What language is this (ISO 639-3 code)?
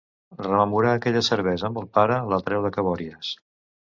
cat